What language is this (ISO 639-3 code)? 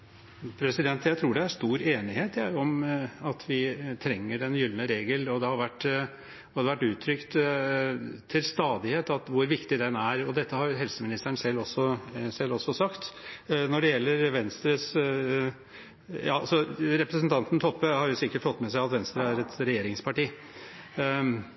nor